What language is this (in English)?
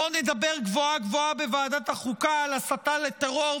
Hebrew